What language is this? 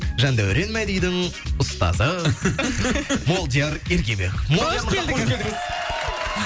Kazakh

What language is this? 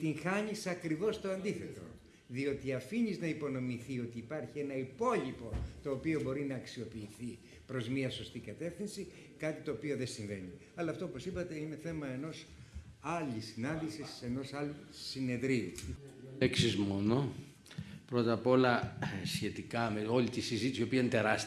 Greek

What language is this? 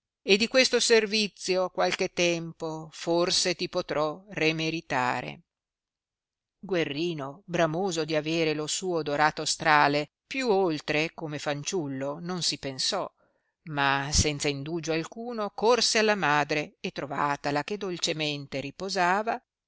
Italian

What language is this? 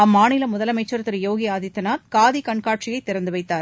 Tamil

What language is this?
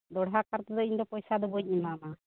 Santali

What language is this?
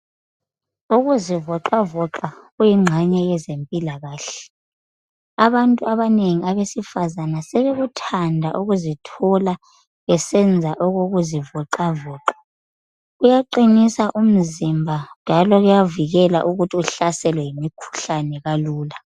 North Ndebele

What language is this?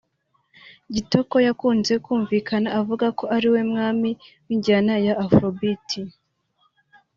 Kinyarwanda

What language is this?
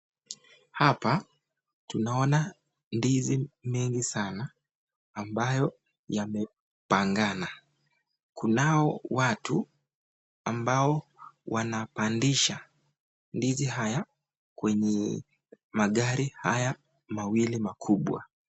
Swahili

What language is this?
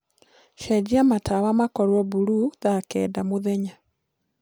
Kikuyu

